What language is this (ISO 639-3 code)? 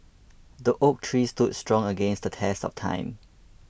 eng